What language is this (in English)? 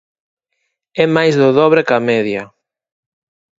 Galician